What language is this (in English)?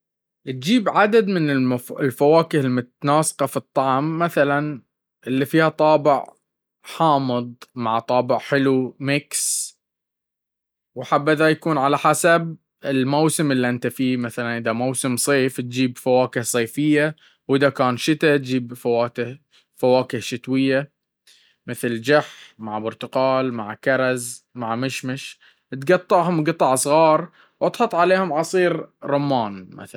Baharna Arabic